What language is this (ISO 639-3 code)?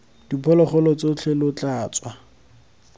tsn